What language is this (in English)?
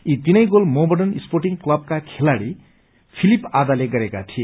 Nepali